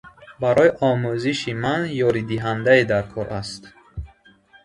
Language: Tajik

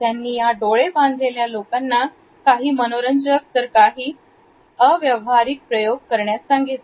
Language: Marathi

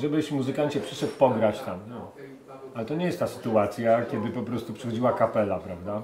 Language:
Polish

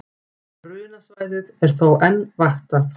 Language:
Icelandic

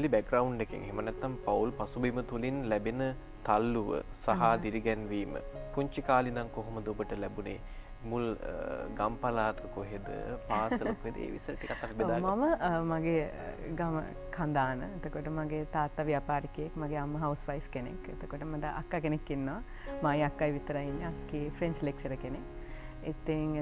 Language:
Hindi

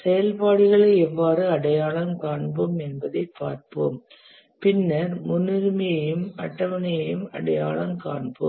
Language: Tamil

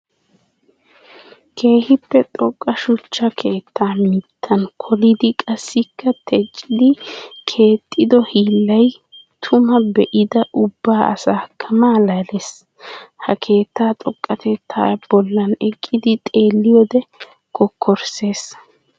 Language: Wolaytta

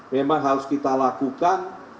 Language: Indonesian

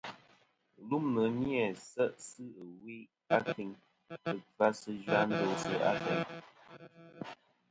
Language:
Kom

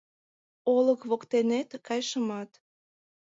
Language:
Mari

